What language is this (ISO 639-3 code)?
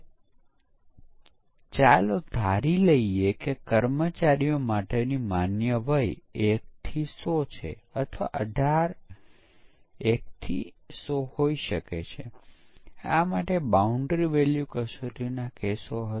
guj